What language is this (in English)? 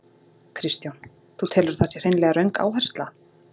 Icelandic